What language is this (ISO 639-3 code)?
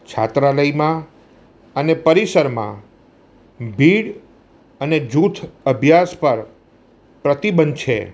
guj